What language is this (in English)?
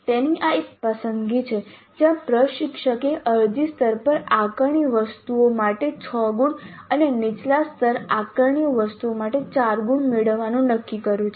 Gujarati